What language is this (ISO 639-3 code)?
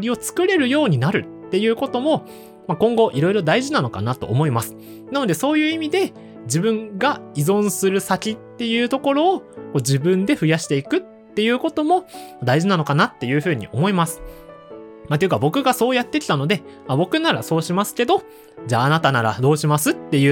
jpn